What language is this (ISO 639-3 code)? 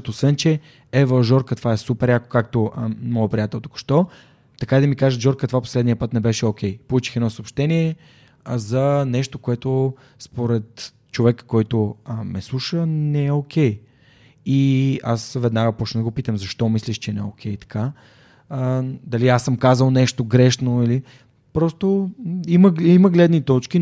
bul